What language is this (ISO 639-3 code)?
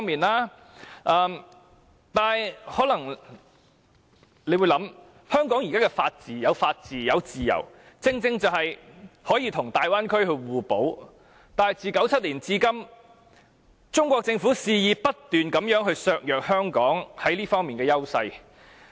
yue